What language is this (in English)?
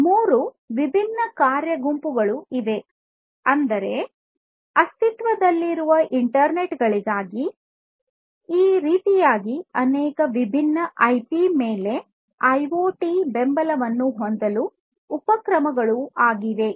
Kannada